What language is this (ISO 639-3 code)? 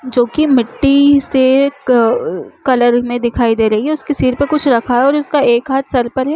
hne